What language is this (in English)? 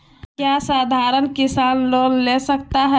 Magahi